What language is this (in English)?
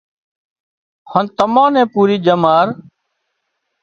Wadiyara Koli